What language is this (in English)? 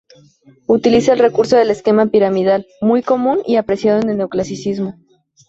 Spanish